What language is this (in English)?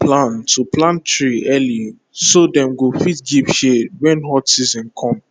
Nigerian Pidgin